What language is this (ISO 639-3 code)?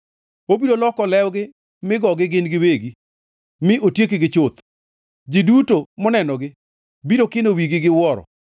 luo